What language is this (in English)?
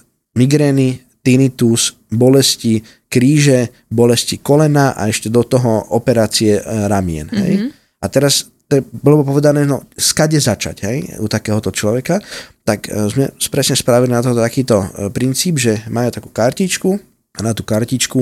Slovak